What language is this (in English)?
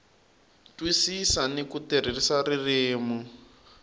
Tsonga